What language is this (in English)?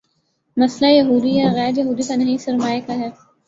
Urdu